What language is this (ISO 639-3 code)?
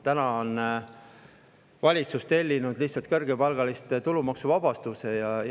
est